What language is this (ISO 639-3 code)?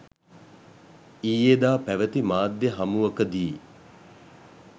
sin